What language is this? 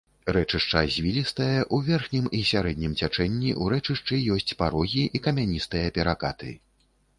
Belarusian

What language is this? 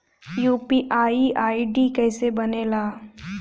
Bhojpuri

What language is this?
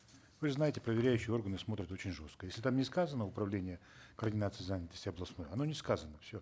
Kazakh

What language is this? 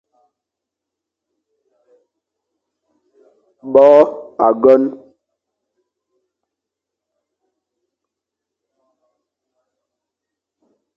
Fang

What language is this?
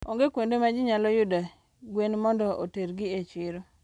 Luo (Kenya and Tanzania)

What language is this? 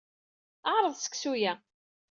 Kabyle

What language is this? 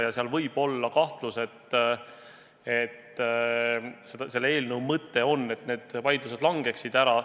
Estonian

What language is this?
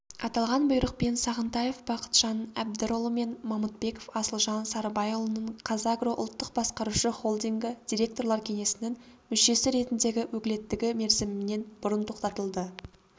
Kazakh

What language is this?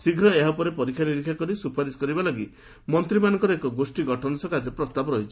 Odia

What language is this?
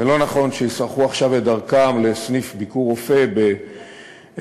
Hebrew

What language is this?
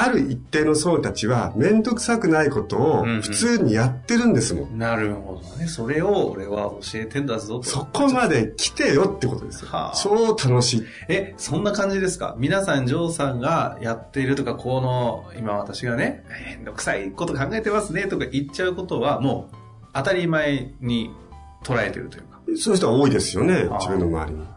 Japanese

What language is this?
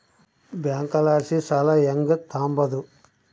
Kannada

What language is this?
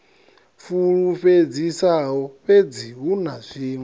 Venda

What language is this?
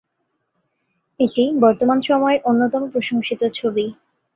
Bangla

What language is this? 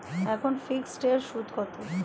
Bangla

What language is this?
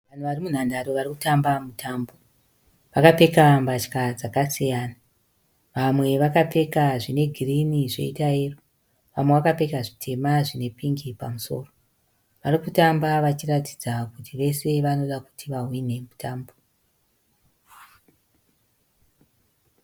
Shona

